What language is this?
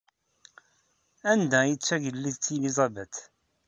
Kabyle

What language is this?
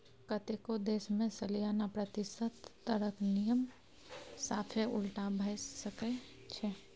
Maithili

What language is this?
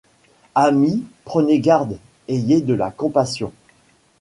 French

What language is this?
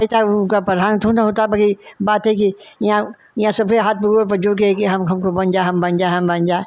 Hindi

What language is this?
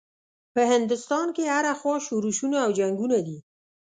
Pashto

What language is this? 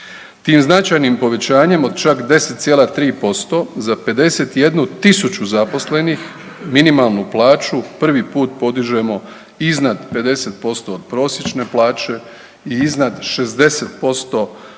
Croatian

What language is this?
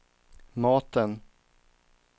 Swedish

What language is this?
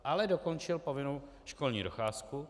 Czech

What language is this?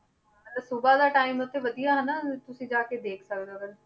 Punjabi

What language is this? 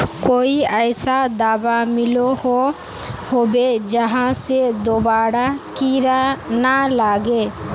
Magahi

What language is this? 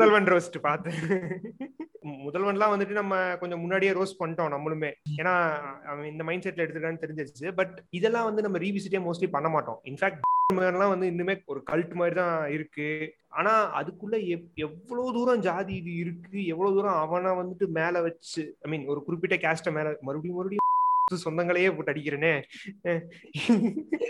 Tamil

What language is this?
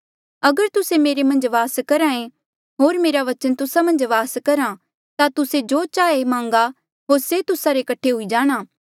Mandeali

